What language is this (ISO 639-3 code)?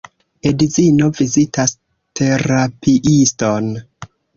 epo